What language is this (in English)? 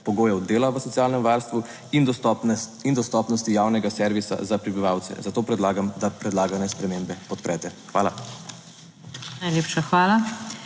Slovenian